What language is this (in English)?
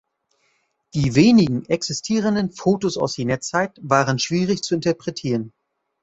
German